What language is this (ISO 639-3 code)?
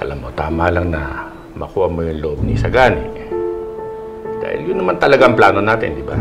fil